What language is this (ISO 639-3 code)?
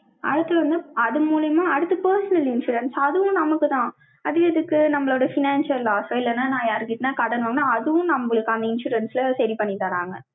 tam